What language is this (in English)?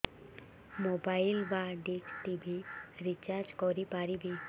Odia